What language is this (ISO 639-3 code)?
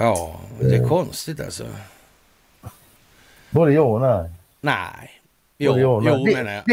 swe